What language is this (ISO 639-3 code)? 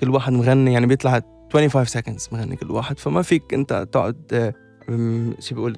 ara